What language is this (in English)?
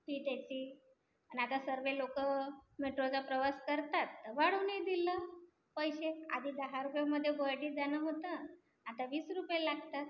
Marathi